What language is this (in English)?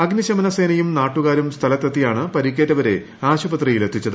Malayalam